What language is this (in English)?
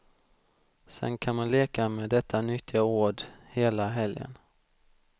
Swedish